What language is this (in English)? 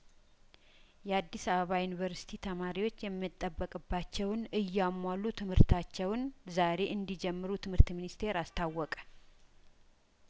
Amharic